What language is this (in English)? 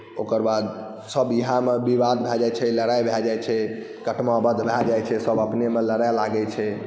Maithili